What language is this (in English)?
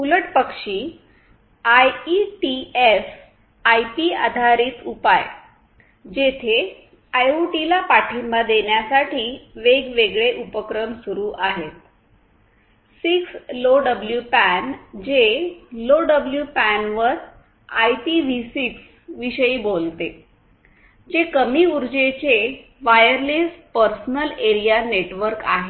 Marathi